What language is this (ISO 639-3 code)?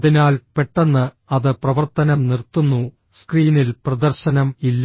mal